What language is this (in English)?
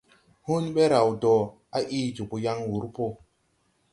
Tupuri